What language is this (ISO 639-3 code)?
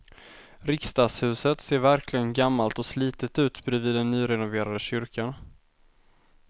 swe